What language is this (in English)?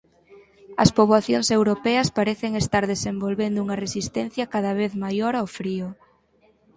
Galician